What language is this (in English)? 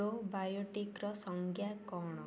Odia